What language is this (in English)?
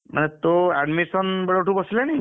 Odia